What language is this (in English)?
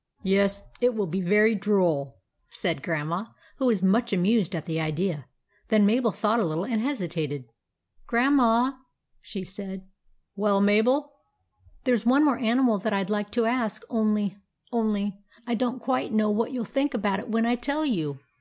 English